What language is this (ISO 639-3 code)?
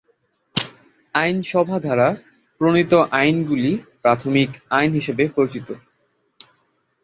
ben